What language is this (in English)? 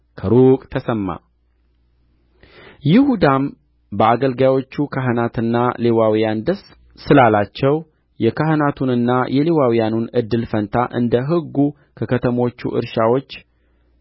Amharic